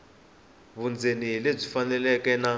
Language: Tsonga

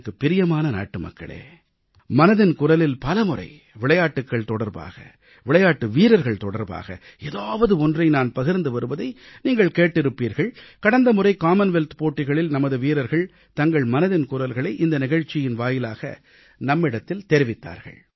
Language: Tamil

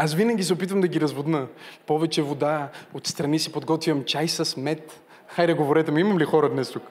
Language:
Bulgarian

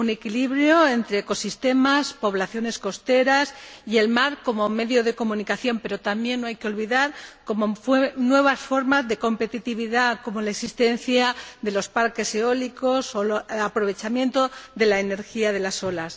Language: Spanish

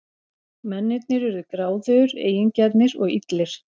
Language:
Icelandic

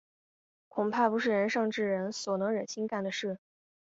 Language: Chinese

